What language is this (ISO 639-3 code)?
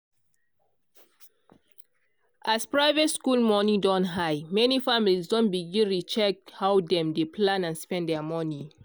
pcm